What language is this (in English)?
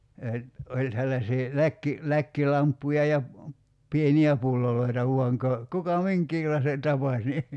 Finnish